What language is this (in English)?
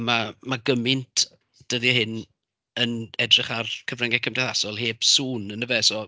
Welsh